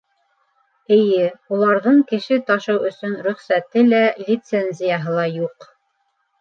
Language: Bashkir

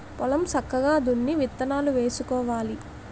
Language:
Telugu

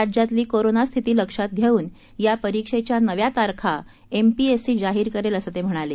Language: Marathi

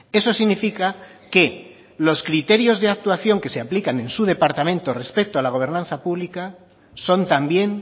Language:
Spanish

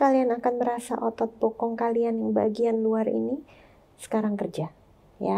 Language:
Indonesian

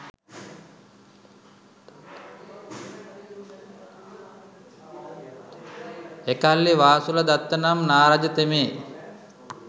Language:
Sinhala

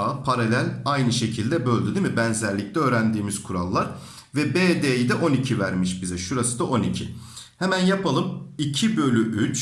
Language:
Turkish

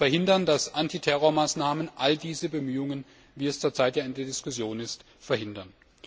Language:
German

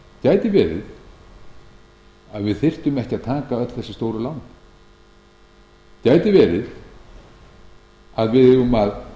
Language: Icelandic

